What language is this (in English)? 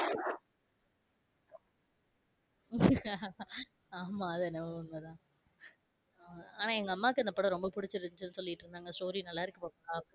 Tamil